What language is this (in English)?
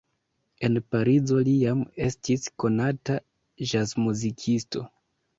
Esperanto